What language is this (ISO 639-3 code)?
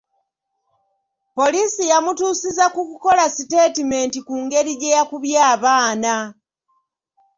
lug